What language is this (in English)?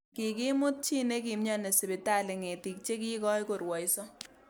Kalenjin